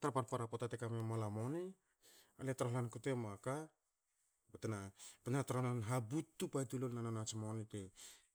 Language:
Hakö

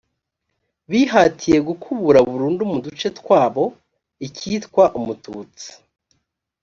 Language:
Kinyarwanda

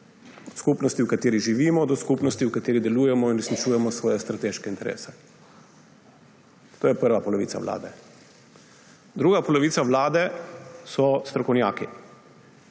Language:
Slovenian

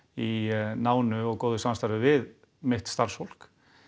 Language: Icelandic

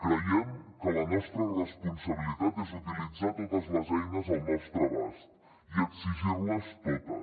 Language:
Catalan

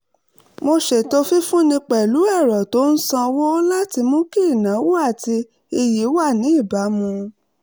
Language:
Yoruba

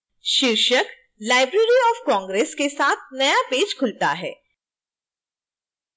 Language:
Hindi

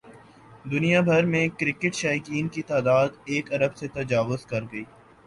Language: Urdu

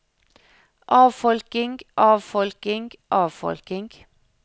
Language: Norwegian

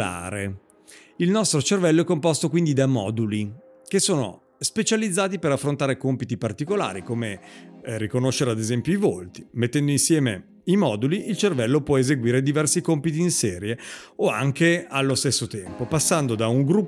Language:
Italian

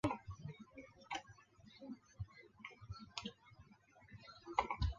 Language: Chinese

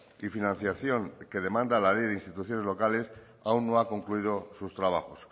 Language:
Spanish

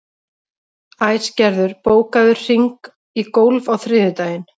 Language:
Icelandic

